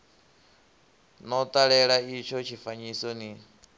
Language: Venda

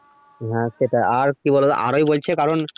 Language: Bangla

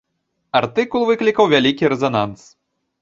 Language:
Belarusian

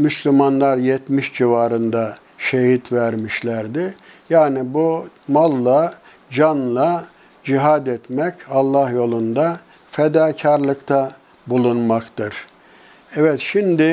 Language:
Turkish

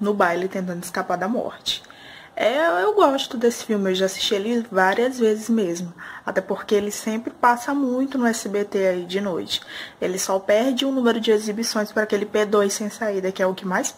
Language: Portuguese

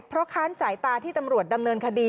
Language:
Thai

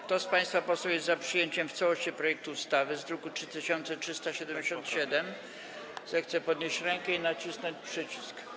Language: Polish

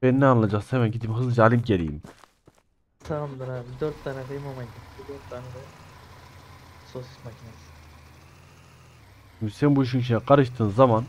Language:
Turkish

